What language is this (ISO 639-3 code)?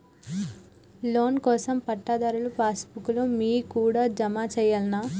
tel